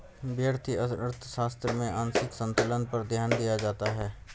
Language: Hindi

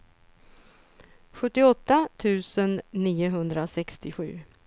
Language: Swedish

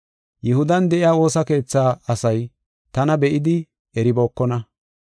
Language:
Gofa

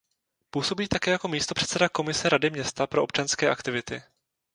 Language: Czech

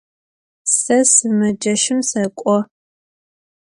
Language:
Adyghe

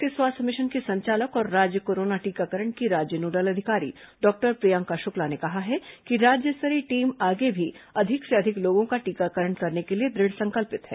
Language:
Hindi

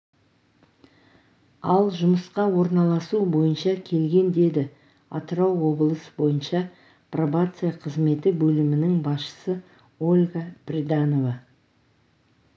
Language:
Kazakh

